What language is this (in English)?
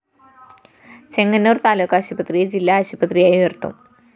Malayalam